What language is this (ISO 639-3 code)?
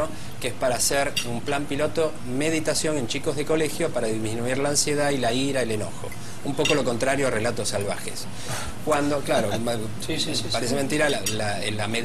spa